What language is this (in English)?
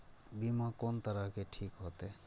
Maithili